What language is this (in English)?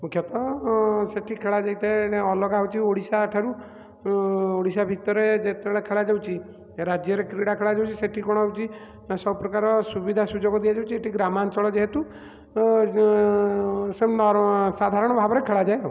Odia